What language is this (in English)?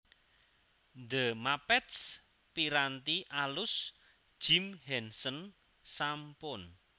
Javanese